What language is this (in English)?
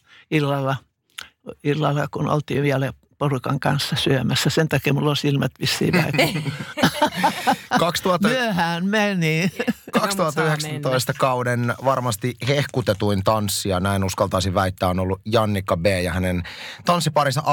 Finnish